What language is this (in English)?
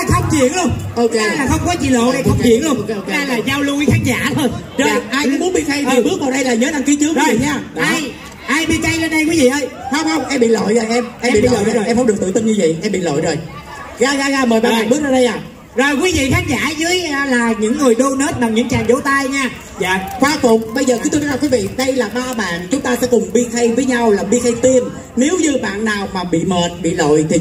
Vietnamese